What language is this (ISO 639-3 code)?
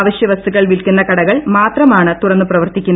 mal